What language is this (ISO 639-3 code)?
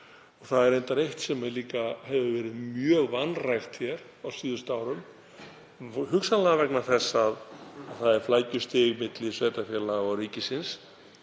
isl